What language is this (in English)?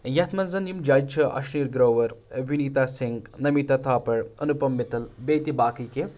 Kashmiri